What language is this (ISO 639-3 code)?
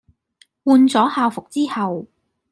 yue